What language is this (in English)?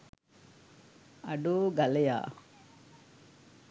Sinhala